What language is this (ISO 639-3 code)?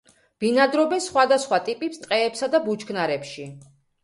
kat